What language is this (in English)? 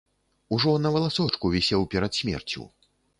Belarusian